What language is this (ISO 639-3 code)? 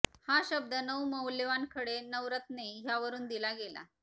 mar